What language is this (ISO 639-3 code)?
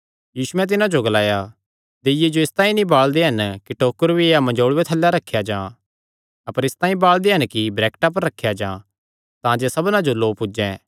xnr